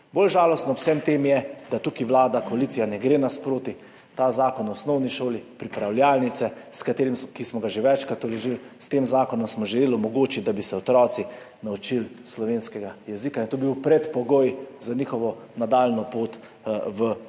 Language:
Slovenian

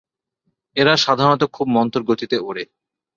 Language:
Bangla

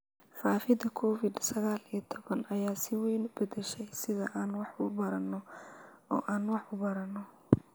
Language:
Somali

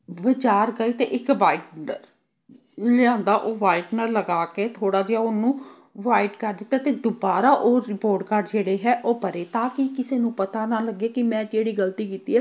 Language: Punjabi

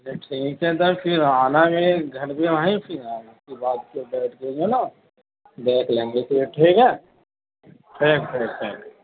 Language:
Urdu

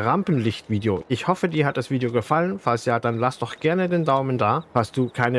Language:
German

